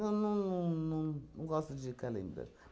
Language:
Portuguese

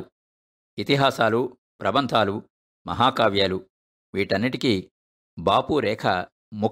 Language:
Telugu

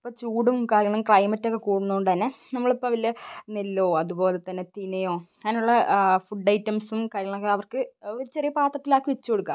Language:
Malayalam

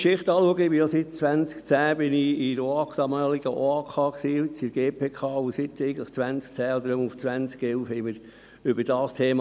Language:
Swiss German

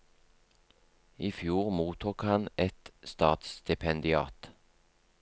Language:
Norwegian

